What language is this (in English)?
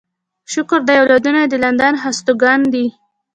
Pashto